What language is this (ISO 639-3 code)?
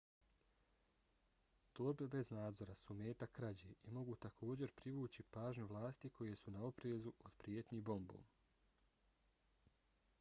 bos